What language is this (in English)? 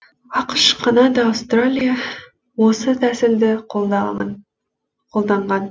Kazakh